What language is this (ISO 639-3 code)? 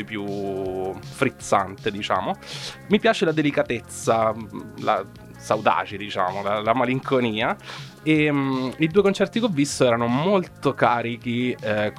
ita